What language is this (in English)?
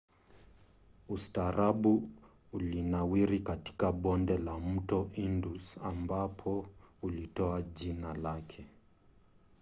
Swahili